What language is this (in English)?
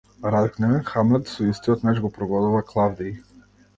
Macedonian